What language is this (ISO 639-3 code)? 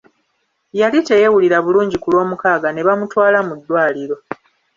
lug